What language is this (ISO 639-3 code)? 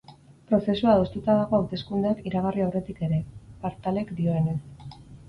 eus